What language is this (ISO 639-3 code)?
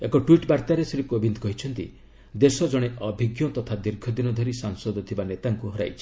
ori